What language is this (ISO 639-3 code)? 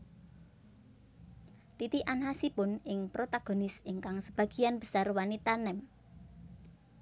jav